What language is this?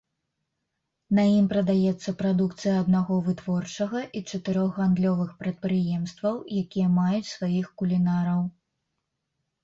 Belarusian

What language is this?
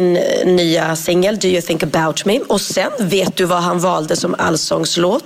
Swedish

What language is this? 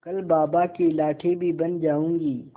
Hindi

